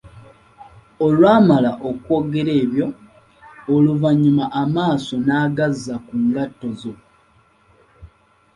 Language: Ganda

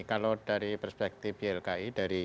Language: Indonesian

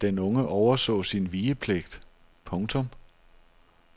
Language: Danish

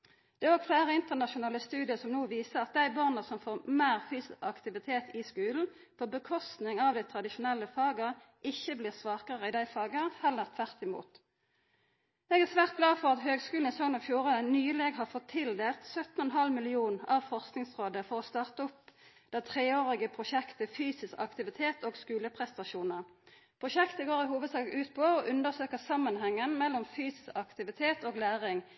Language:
Norwegian Nynorsk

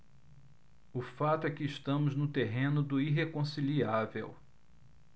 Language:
Portuguese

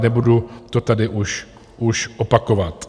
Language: Czech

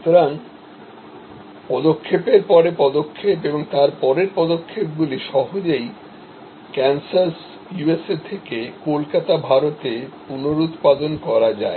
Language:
Bangla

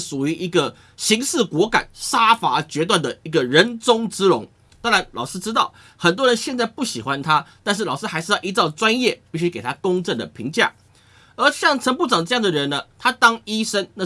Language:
Chinese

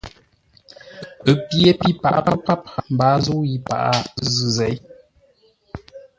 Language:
Ngombale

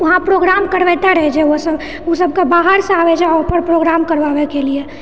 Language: Maithili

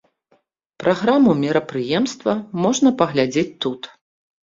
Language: Belarusian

